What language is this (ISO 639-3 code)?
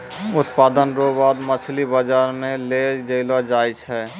mai